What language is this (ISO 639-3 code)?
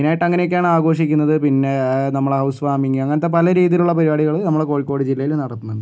mal